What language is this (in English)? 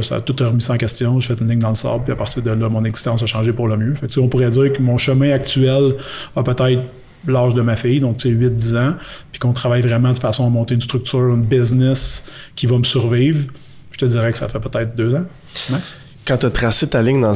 French